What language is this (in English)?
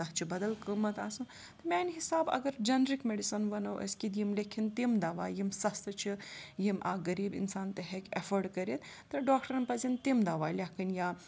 Kashmiri